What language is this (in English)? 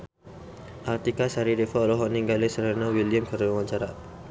Sundanese